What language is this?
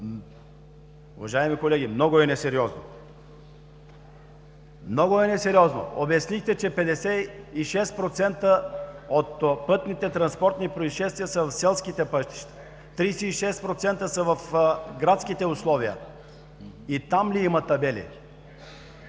Bulgarian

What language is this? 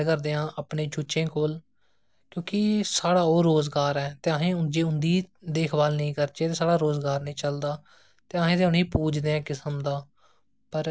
Dogri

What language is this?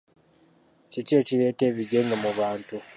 Ganda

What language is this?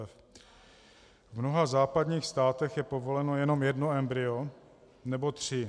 Czech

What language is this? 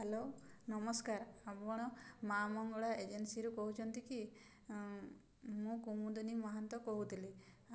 Odia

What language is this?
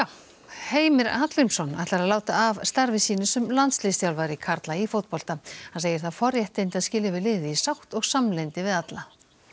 Icelandic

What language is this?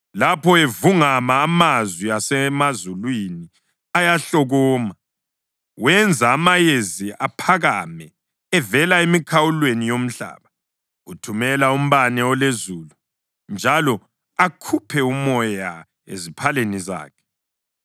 North Ndebele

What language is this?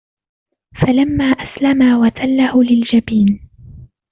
Arabic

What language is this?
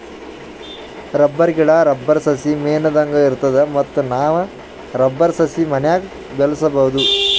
Kannada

